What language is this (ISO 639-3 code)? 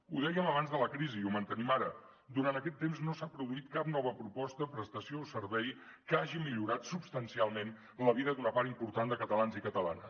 cat